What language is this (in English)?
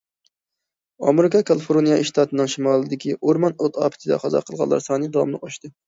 Uyghur